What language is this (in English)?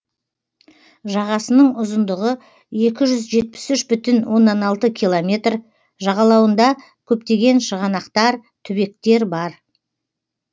Kazakh